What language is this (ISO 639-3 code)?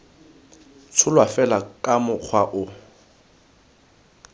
tsn